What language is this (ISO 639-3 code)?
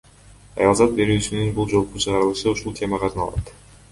kir